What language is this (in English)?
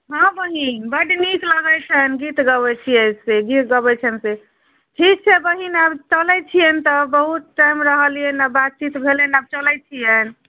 Maithili